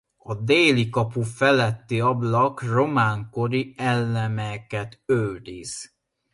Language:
Hungarian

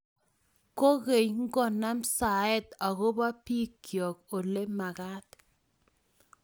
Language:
Kalenjin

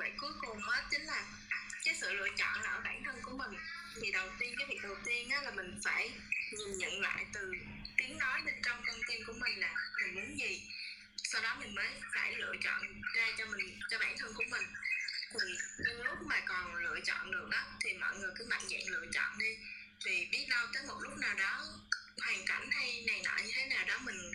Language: Vietnamese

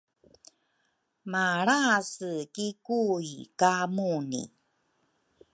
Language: Rukai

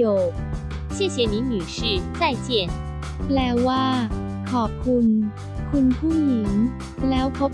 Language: Thai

